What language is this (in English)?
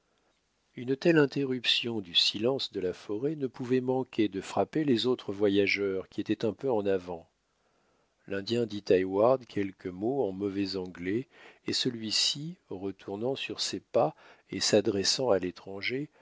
French